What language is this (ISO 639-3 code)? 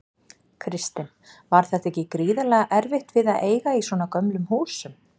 isl